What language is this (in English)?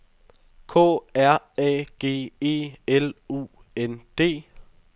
Danish